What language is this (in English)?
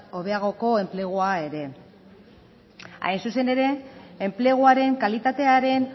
Basque